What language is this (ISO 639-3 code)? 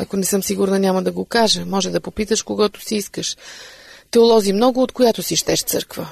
bul